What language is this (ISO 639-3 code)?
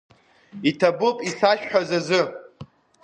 abk